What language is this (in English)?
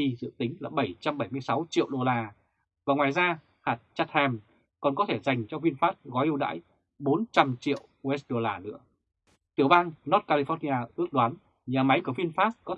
Vietnamese